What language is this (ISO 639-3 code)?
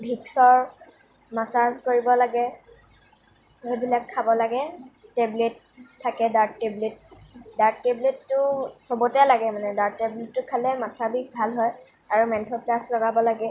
asm